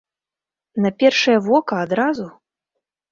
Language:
Belarusian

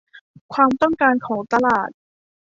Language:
Thai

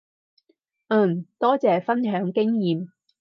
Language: Cantonese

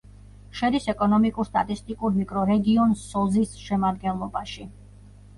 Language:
Georgian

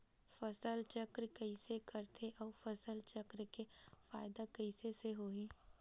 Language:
Chhattisgarhi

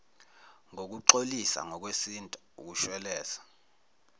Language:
Zulu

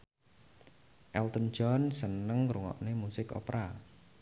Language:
Javanese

